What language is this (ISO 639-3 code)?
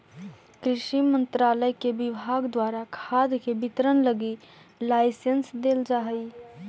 mag